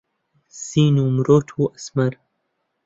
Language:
Central Kurdish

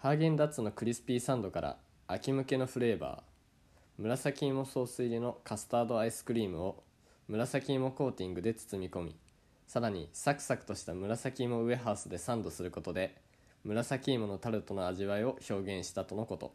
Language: Japanese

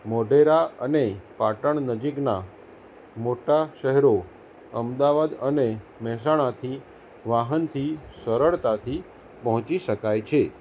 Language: Gujarati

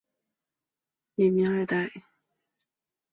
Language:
Chinese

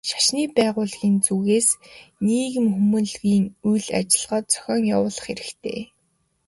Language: Mongolian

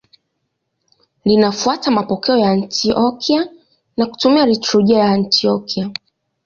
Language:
Swahili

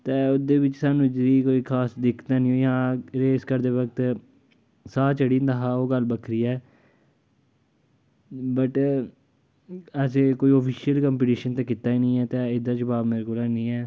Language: Dogri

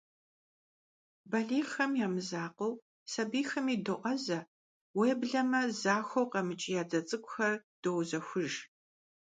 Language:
Kabardian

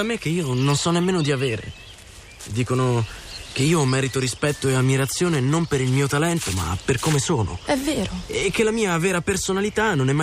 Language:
Italian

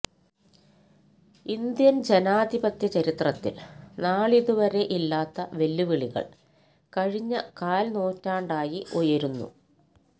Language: Malayalam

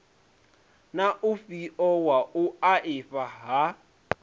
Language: Venda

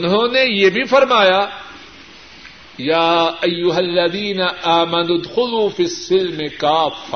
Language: Urdu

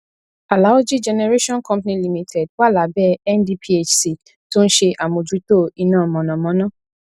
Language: Yoruba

